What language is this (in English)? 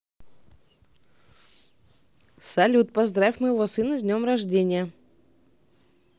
Russian